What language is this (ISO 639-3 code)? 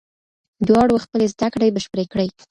pus